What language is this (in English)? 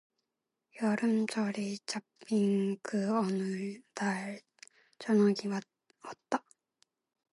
Korean